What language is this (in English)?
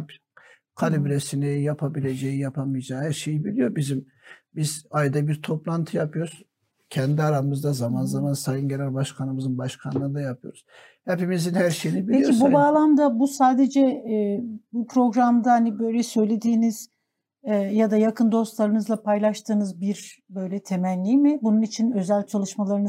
Turkish